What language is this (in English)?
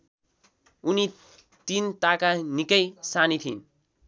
Nepali